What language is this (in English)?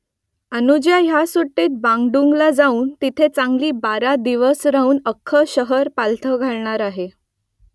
Marathi